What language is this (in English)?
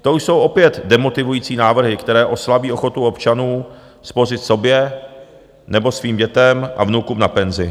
Czech